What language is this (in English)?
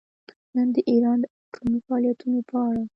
Pashto